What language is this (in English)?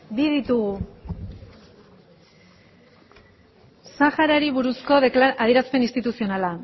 Basque